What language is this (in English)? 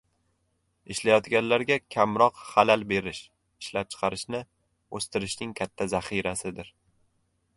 Uzbek